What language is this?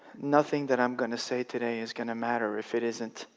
English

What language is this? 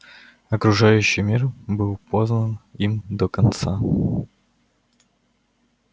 Russian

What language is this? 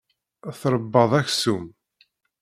Kabyle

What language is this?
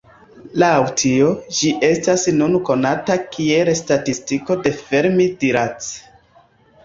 Esperanto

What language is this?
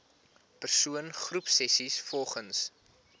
Afrikaans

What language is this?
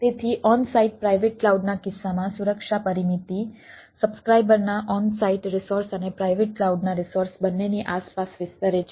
Gujarati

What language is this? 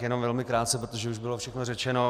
Czech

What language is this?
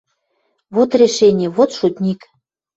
Western Mari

